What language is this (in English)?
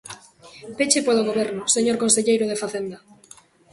Galician